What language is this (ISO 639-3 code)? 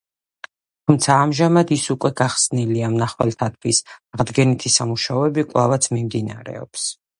kat